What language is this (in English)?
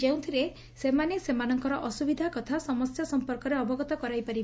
Odia